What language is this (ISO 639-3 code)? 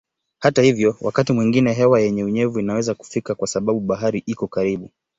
swa